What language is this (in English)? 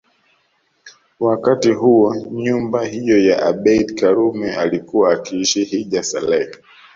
Swahili